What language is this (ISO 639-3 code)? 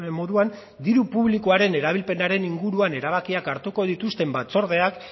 eus